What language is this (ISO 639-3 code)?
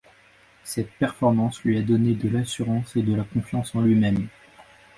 fra